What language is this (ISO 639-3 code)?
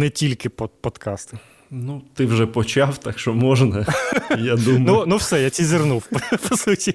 ukr